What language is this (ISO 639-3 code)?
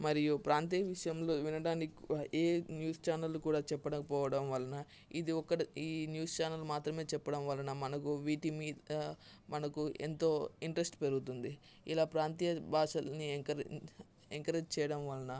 tel